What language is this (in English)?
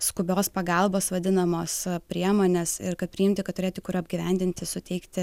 Lithuanian